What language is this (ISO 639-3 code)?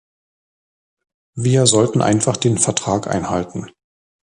deu